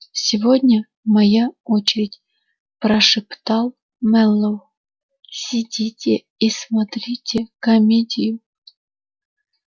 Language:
Russian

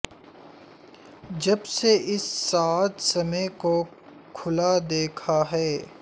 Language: Urdu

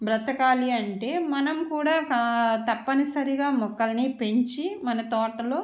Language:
Telugu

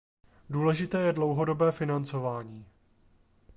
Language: Czech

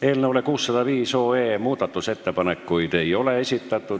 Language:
Estonian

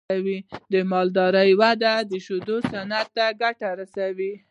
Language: Pashto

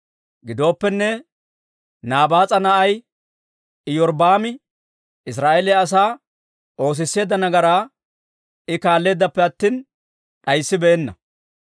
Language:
Dawro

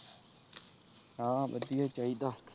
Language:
Punjabi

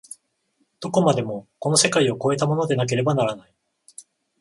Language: Japanese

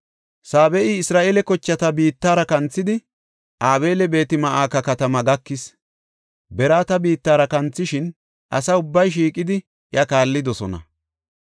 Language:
Gofa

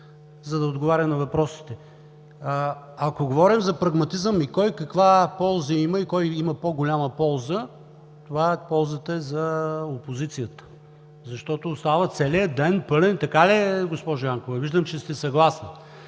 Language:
Bulgarian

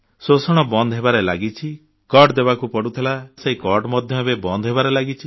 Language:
Odia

